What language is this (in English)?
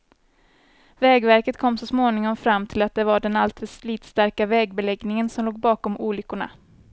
Swedish